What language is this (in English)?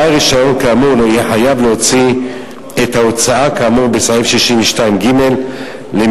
Hebrew